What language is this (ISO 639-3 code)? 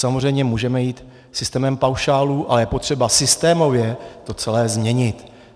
ces